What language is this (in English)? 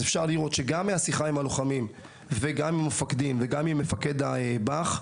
Hebrew